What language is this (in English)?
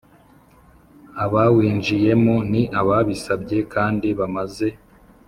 Kinyarwanda